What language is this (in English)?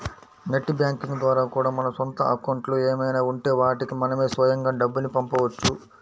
Telugu